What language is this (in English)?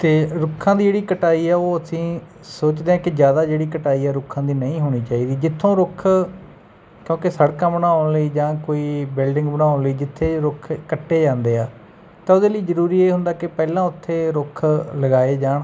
Punjabi